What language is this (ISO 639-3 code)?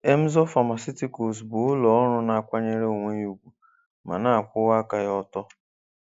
ibo